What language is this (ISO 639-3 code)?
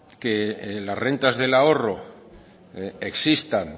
spa